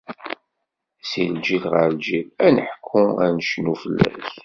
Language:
Kabyle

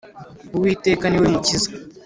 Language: Kinyarwanda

